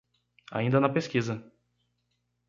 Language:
Portuguese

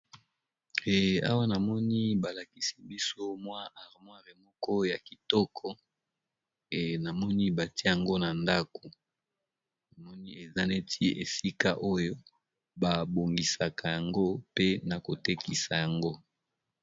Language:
Lingala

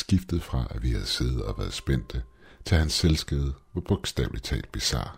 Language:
Danish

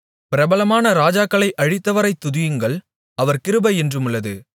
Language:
Tamil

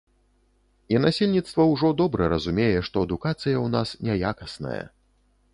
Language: Belarusian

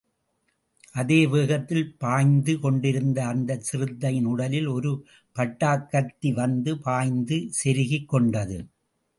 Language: Tamil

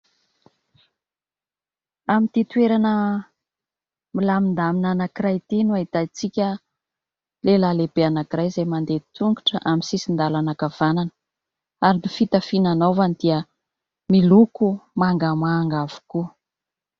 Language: Malagasy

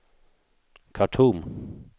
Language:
Swedish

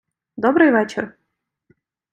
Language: Ukrainian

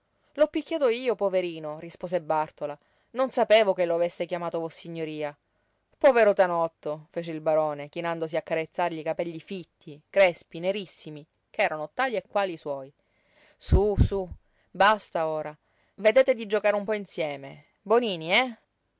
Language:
Italian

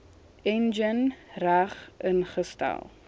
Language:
Afrikaans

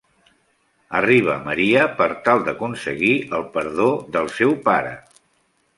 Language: Catalan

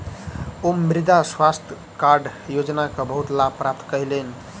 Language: Maithili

